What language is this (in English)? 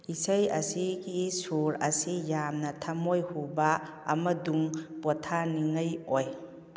Manipuri